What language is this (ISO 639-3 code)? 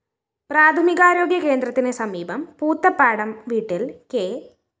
mal